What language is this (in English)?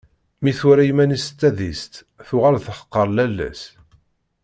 Kabyle